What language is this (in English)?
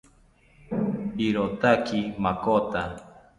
South Ucayali Ashéninka